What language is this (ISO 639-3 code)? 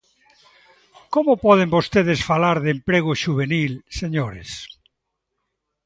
glg